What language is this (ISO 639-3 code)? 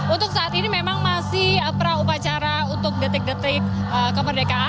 ind